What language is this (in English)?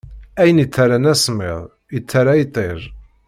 Kabyle